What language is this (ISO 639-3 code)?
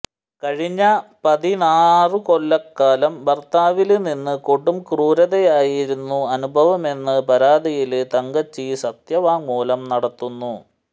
mal